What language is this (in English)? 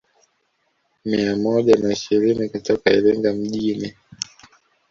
Swahili